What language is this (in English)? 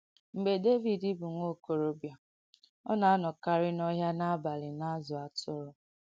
Igbo